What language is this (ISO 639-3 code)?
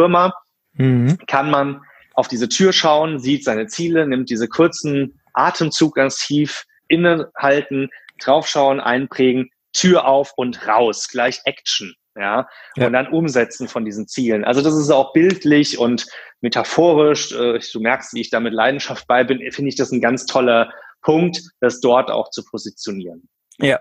deu